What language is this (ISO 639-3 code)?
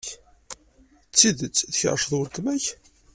kab